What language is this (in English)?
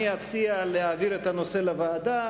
Hebrew